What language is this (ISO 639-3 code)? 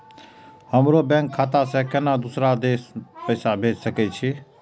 mai